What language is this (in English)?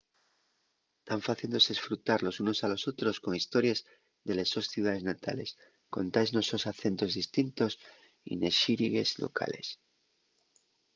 Asturian